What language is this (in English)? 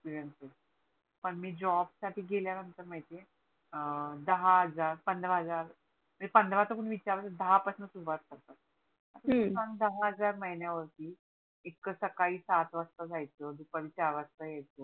Marathi